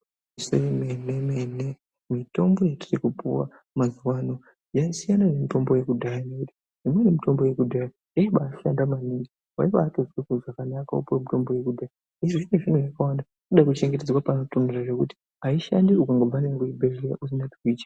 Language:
Ndau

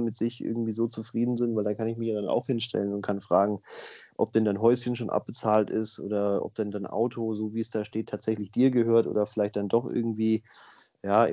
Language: German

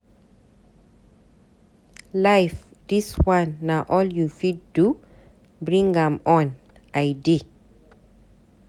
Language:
Nigerian Pidgin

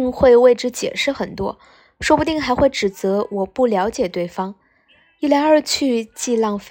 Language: Chinese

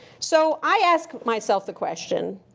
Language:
English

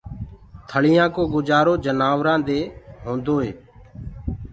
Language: Gurgula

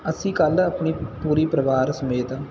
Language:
Punjabi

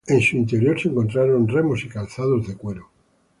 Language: Spanish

